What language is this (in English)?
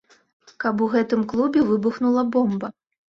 Belarusian